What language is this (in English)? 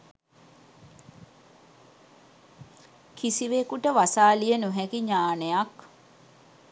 Sinhala